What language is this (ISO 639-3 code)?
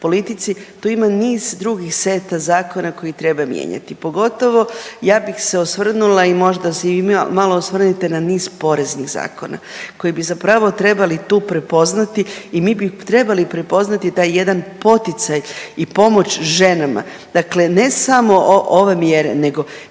hrv